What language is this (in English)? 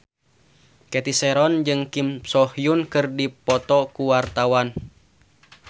Sundanese